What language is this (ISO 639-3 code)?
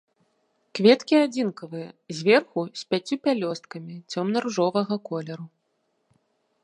bel